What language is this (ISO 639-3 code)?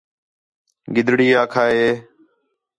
xhe